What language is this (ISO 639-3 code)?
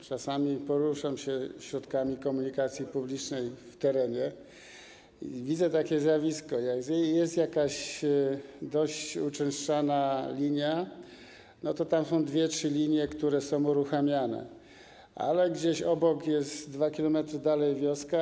pol